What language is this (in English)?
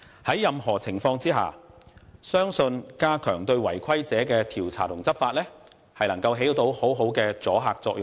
Cantonese